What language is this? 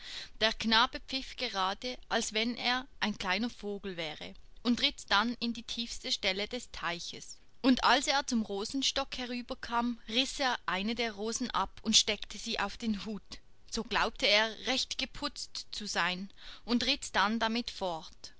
German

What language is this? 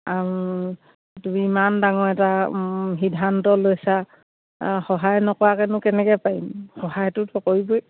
Assamese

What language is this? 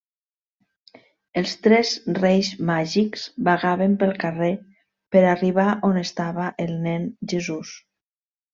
Catalan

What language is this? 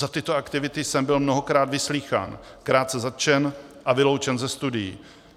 Czech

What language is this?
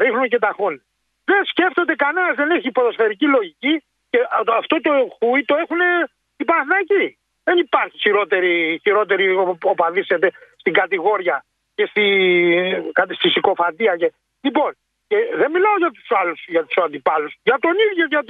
Greek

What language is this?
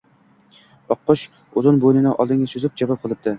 Uzbek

